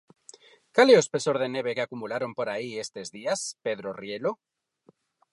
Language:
Galician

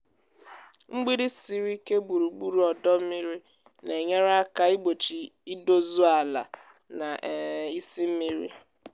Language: Igbo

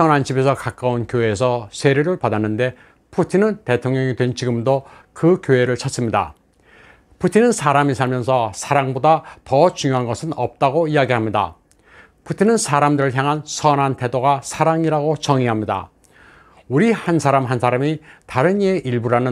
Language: Korean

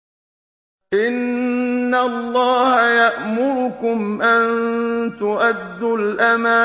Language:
Arabic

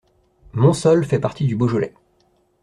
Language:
French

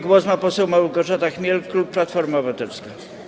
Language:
Polish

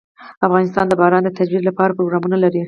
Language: Pashto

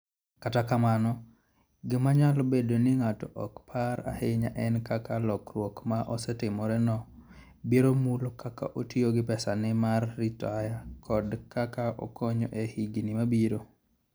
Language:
Luo (Kenya and Tanzania)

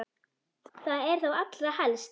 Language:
Icelandic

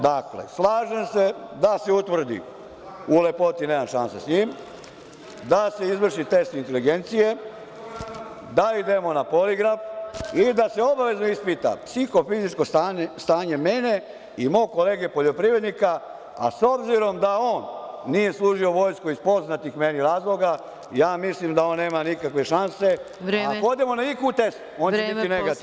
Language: Serbian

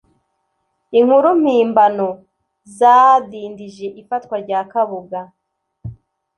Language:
Kinyarwanda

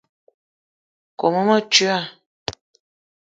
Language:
Eton (Cameroon)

